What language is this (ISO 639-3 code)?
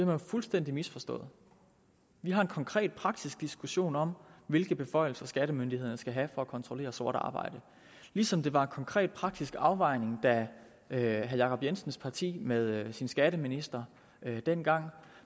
dan